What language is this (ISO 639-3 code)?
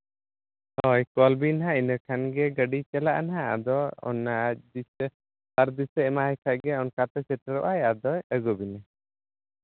sat